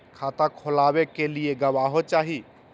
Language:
Magahi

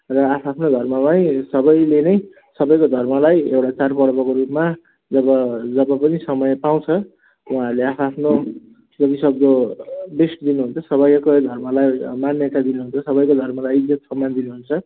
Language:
Nepali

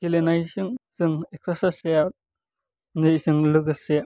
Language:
Bodo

